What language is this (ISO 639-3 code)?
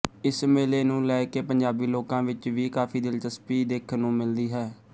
pan